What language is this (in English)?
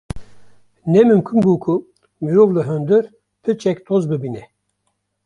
Kurdish